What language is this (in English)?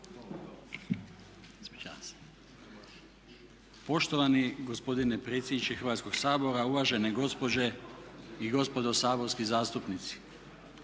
Croatian